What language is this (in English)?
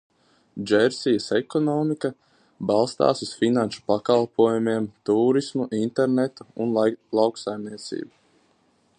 Latvian